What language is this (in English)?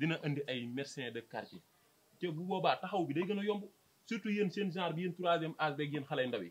Portuguese